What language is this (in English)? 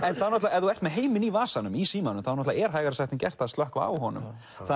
Icelandic